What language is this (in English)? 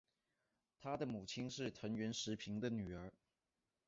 Chinese